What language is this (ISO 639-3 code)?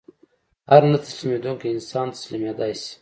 pus